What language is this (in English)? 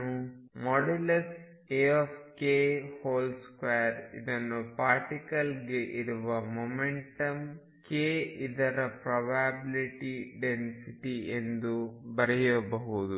Kannada